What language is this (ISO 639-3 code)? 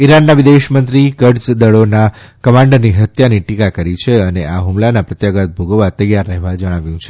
guj